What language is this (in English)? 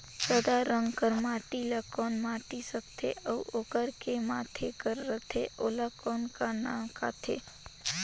Chhattisgarhi